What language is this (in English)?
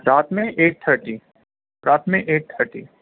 Urdu